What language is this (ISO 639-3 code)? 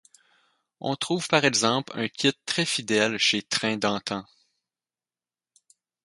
fra